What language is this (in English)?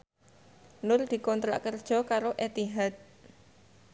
Javanese